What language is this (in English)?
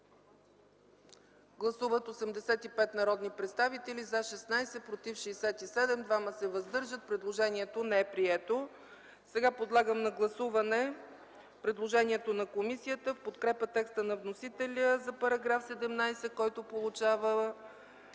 Bulgarian